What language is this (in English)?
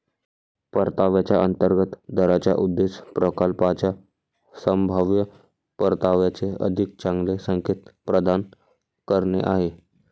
Marathi